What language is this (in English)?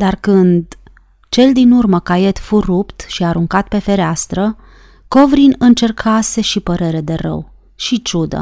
Romanian